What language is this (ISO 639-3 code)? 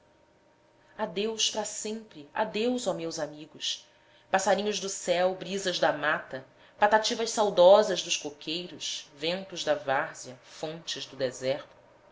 por